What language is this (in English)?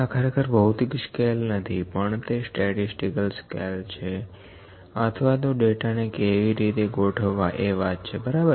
Gujarati